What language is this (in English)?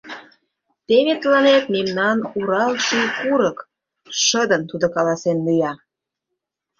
Mari